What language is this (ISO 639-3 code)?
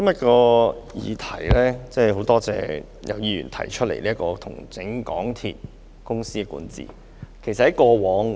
yue